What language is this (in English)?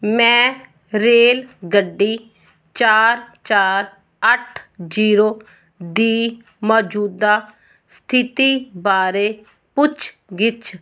Punjabi